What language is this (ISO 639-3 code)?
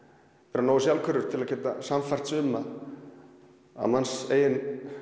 isl